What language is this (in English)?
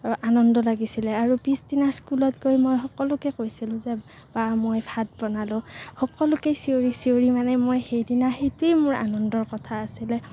Assamese